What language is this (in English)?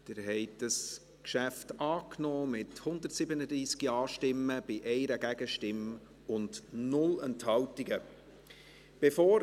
Swiss German